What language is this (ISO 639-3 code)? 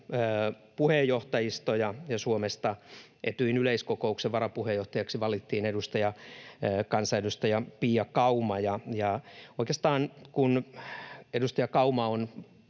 fin